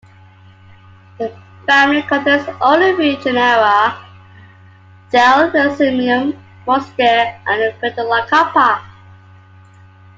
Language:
English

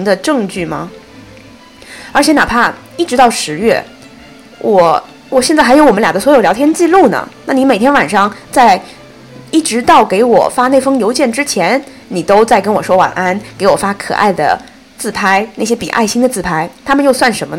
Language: Chinese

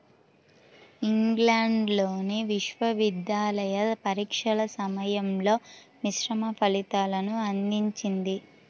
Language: Telugu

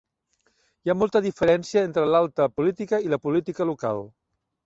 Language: Catalan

